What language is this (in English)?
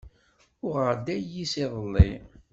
Kabyle